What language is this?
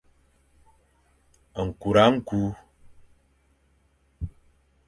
Fang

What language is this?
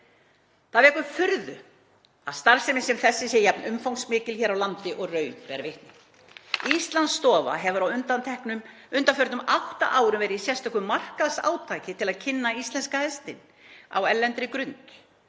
Icelandic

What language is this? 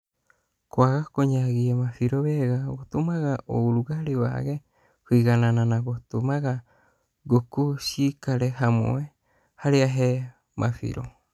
Kikuyu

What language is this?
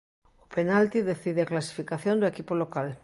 Galician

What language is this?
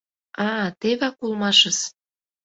Mari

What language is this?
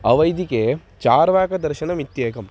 Sanskrit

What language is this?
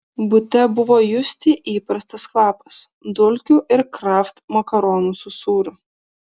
Lithuanian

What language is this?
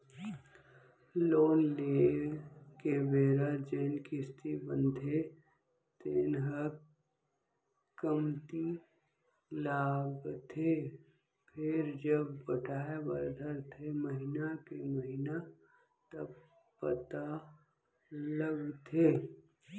Chhattisgarhi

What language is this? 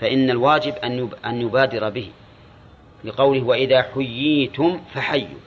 Arabic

